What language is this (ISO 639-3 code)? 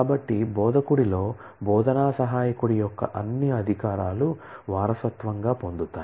tel